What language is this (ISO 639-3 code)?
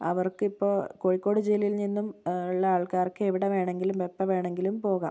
mal